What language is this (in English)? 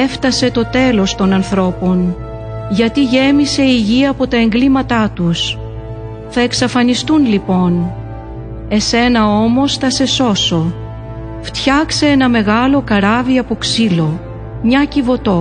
Greek